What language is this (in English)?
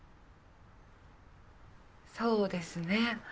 Japanese